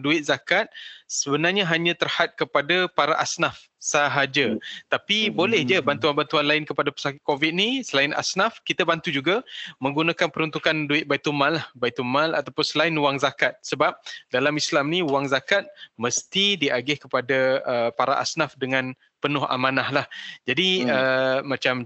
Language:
Malay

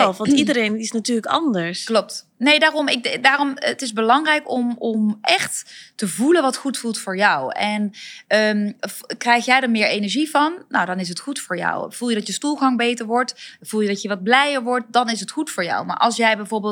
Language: Dutch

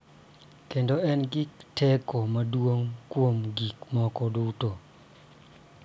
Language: Luo (Kenya and Tanzania)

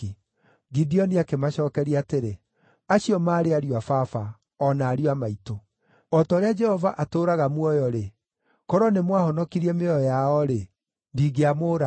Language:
Kikuyu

